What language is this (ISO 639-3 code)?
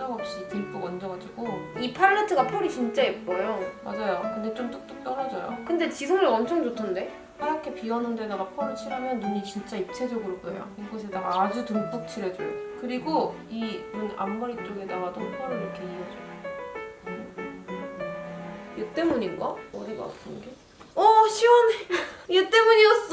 kor